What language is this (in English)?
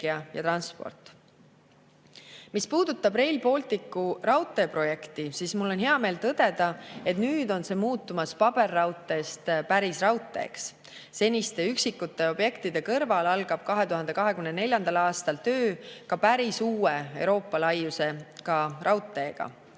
Estonian